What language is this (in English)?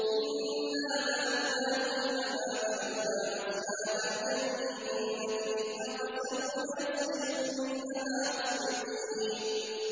Arabic